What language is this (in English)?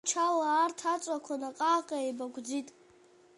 Abkhazian